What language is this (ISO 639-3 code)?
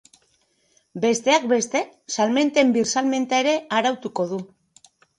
eus